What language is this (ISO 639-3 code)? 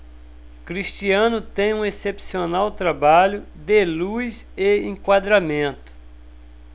por